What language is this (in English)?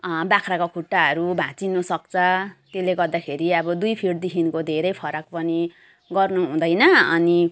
Nepali